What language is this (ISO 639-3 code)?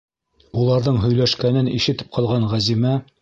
bak